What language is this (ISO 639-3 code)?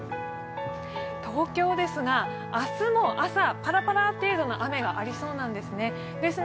jpn